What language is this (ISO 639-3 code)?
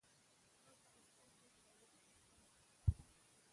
pus